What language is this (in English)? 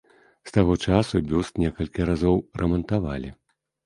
Belarusian